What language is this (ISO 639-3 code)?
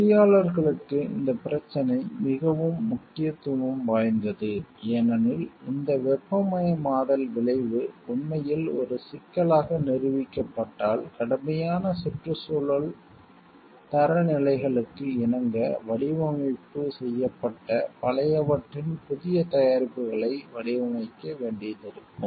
tam